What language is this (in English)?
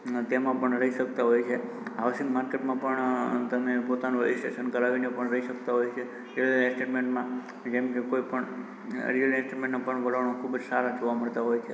Gujarati